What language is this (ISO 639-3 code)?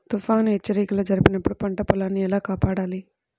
tel